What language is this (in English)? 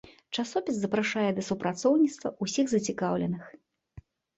Belarusian